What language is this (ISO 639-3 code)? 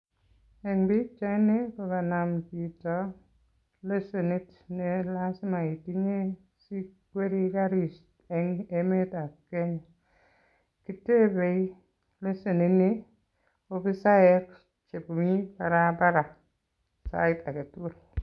kln